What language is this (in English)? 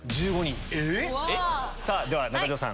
Japanese